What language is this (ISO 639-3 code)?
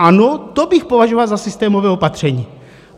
ces